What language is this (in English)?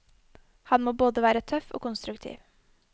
Norwegian